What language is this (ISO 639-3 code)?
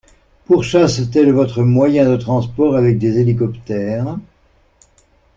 fra